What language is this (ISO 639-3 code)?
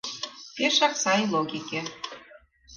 chm